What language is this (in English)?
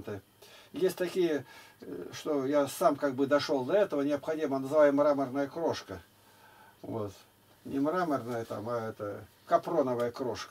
Russian